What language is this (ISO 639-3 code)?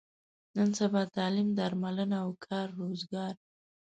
pus